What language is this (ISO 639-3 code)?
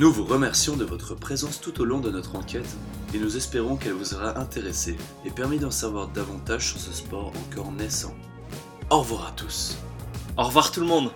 fra